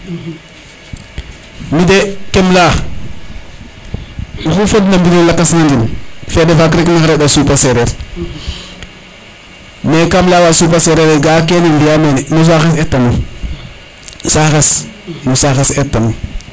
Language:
Serer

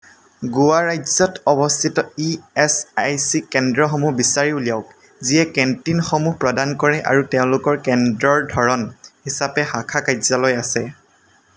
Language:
Assamese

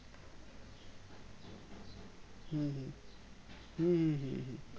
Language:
Bangla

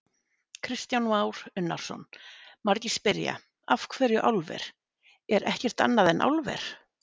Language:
Icelandic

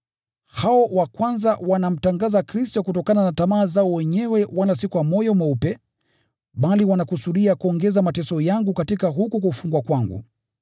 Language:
Swahili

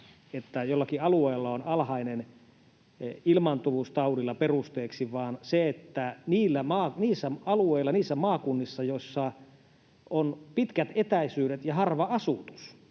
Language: Finnish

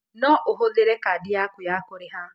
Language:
Kikuyu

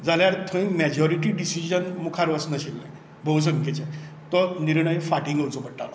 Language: Konkani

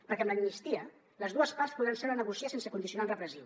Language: Catalan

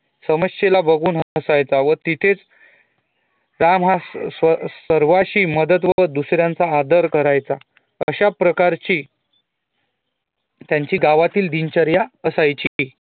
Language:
Marathi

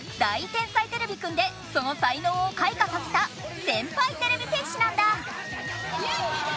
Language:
Japanese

